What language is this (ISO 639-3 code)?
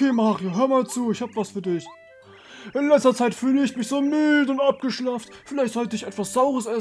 deu